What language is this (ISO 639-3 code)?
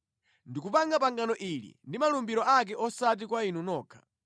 nya